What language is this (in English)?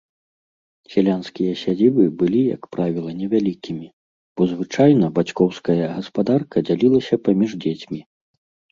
Belarusian